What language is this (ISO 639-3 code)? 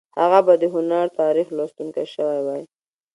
pus